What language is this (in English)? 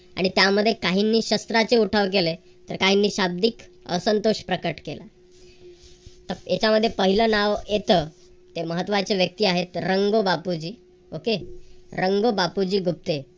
Marathi